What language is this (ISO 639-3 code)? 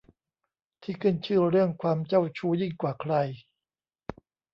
tha